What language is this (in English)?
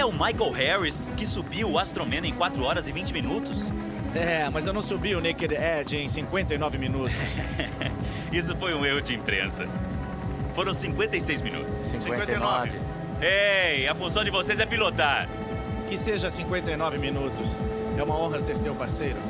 Portuguese